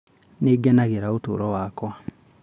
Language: Kikuyu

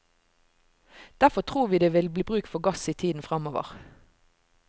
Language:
Norwegian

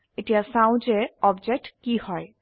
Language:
Assamese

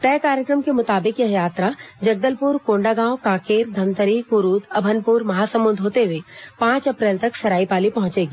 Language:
Hindi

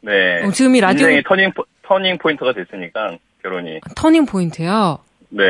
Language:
Korean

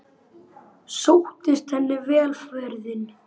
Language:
Icelandic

